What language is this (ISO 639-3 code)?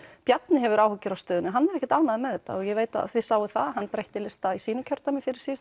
isl